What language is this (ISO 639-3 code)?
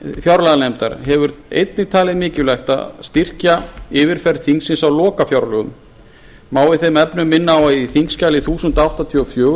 isl